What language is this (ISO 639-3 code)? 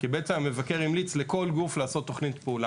heb